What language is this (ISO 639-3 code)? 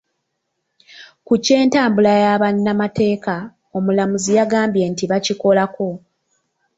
lug